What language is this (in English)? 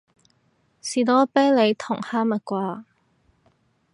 Cantonese